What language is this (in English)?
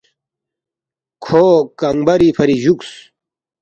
Balti